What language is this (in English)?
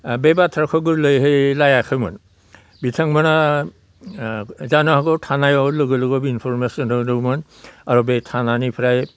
Bodo